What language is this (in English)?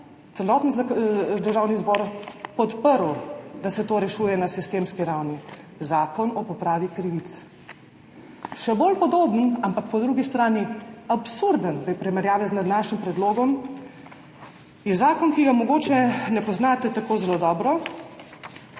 Slovenian